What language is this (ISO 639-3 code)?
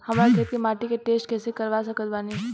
bho